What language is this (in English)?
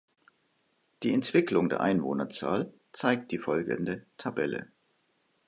German